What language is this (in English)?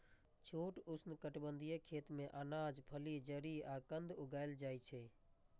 Maithili